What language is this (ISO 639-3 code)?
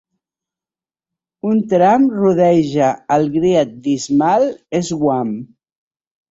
cat